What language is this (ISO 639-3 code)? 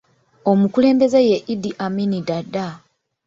lug